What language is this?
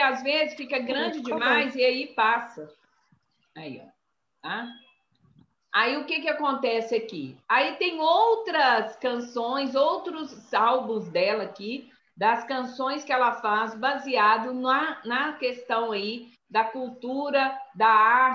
Portuguese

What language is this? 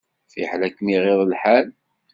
Kabyle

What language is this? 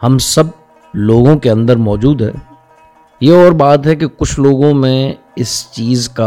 Urdu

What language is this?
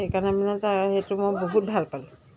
Assamese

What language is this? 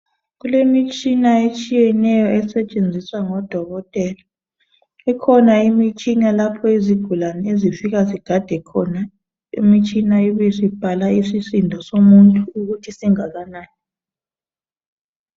North Ndebele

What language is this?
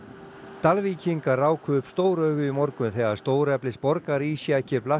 Icelandic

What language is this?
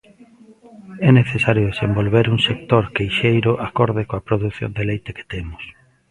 Galician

